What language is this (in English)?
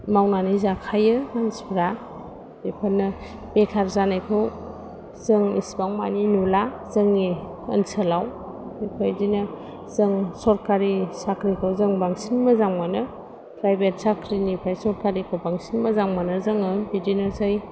Bodo